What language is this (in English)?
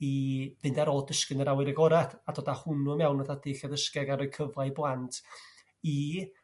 Welsh